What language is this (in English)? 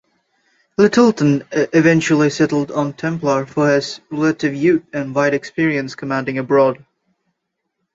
English